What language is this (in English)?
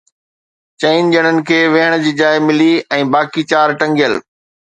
Sindhi